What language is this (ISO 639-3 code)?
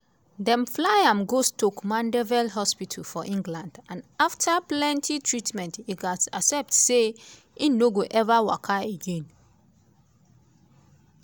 pcm